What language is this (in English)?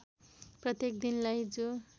Nepali